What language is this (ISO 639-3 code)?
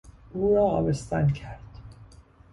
fas